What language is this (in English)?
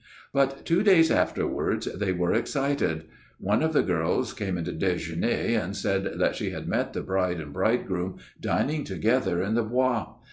English